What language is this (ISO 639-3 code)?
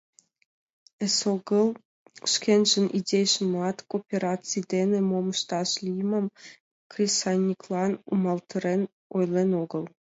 chm